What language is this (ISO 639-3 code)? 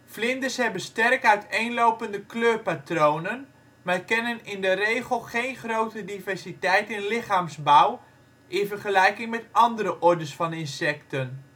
nld